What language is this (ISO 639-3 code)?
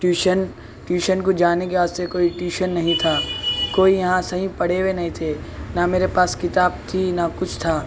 urd